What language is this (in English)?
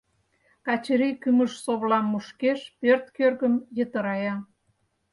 Mari